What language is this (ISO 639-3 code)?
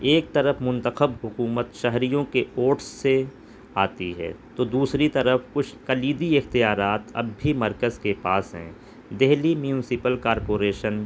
urd